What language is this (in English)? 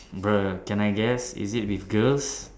English